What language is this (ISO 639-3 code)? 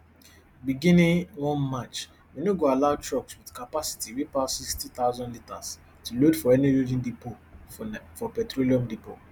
pcm